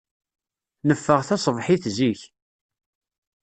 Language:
Kabyle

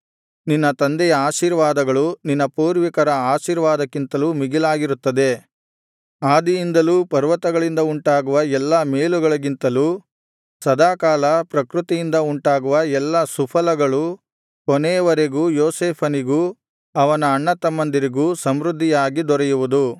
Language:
Kannada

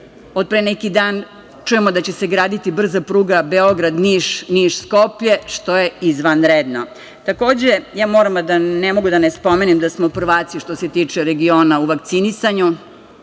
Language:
Serbian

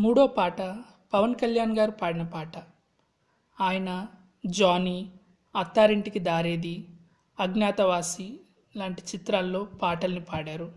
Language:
Telugu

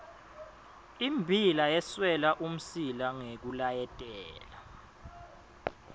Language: Swati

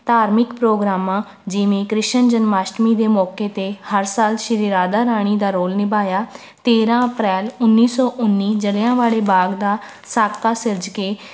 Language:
Punjabi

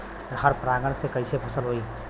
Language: Bhojpuri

